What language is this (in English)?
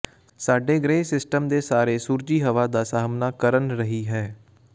Punjabi